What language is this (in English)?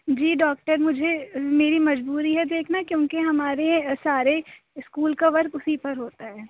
Urdu